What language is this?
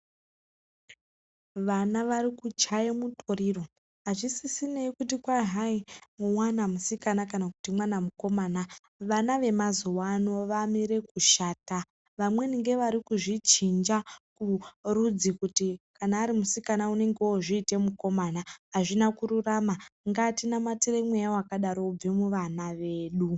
Ndau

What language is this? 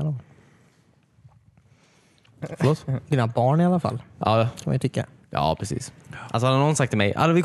Swedish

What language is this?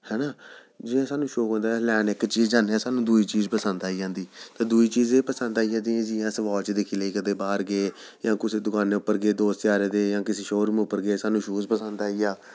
Dogri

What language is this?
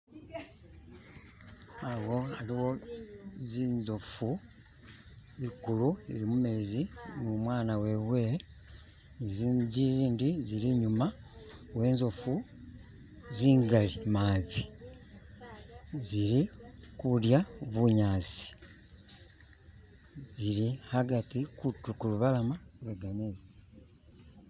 Masaaba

